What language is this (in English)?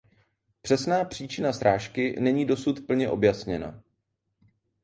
Czech